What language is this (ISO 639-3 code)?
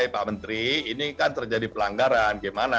ind